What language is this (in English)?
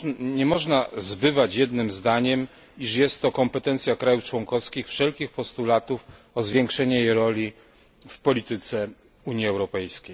Polish